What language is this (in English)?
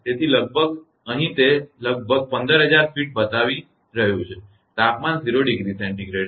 Gujarati